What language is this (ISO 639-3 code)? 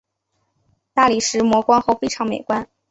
zho